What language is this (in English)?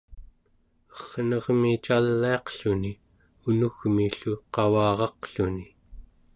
Central Yupik